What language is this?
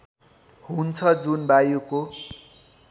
Nepali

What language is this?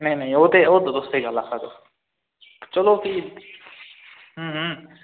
Dogri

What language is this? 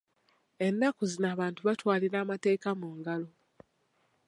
Ganda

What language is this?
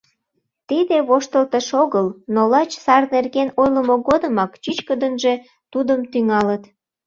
Mari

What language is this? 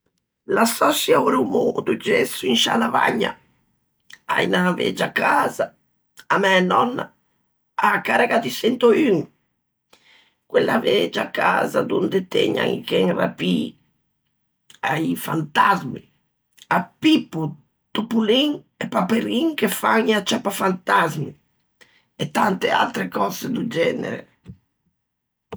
Ligurian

